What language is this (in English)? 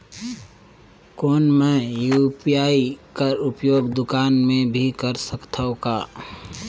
Chhattisgarhi